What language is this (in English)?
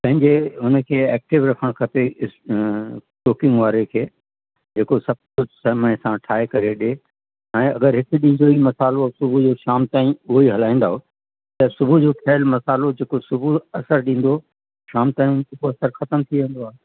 Sindhi